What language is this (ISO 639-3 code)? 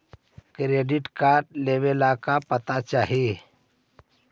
mag